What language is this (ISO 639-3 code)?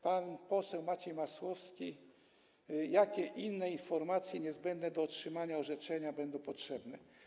pol